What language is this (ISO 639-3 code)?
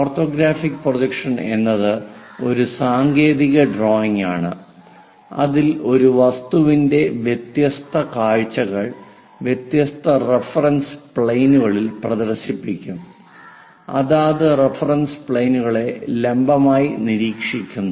mal